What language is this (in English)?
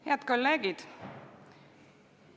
Estonian